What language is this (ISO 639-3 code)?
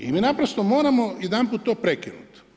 hrv